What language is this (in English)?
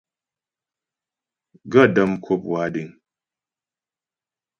Ghomala